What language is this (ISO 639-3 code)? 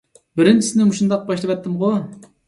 uig